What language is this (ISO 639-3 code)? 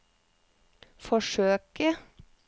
nor